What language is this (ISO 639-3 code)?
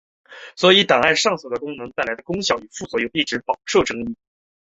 zho